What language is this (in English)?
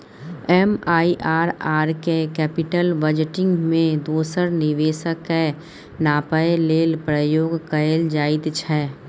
Maithili